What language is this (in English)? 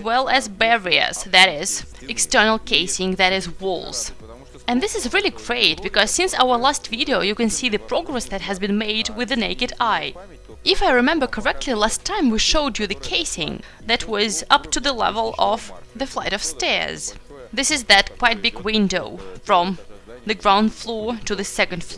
English